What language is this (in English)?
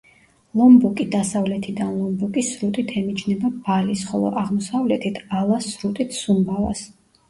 Georgian